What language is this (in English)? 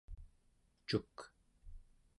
Central Yupik